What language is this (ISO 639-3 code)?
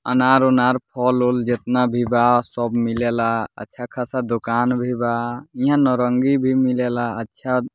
bho